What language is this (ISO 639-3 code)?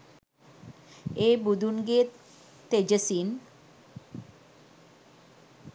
sin